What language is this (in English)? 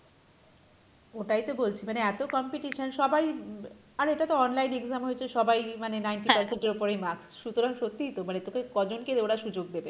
Bangla